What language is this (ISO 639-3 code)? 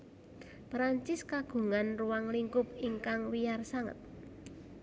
jav